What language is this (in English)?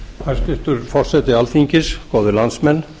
Icelandic